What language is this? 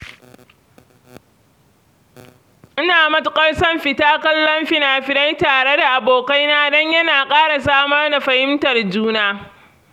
Hausa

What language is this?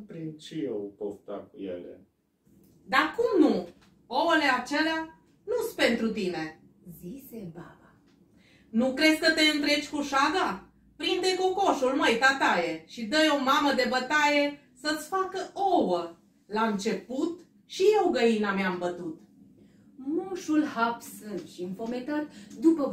Romanian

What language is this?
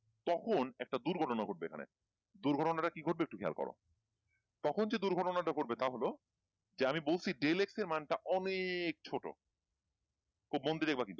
Bangla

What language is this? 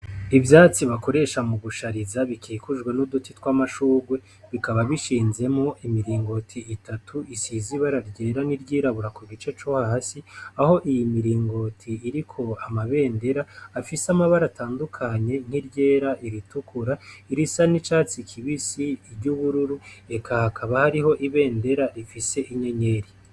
Rundi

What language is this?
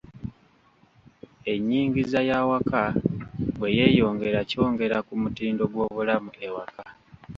Ganda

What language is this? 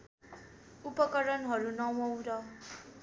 Nepali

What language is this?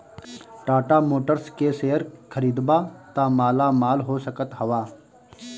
Bhojpuri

